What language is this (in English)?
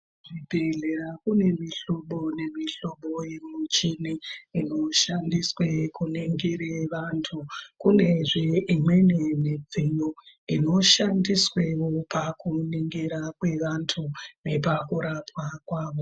Ndau